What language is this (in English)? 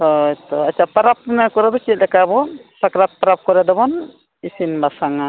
Santali